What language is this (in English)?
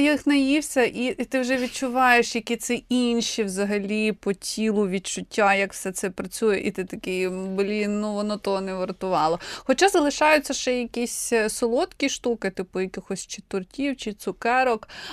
Ukrainian